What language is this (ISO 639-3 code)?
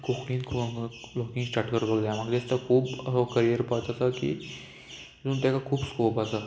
kok